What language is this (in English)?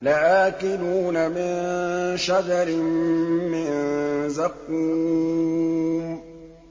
Arabic